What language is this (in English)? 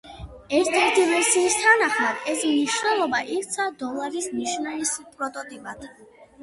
Georgian